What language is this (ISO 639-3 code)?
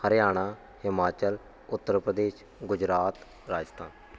pan